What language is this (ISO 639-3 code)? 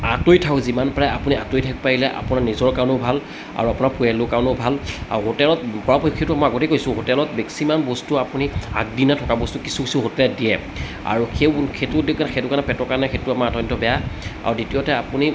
asm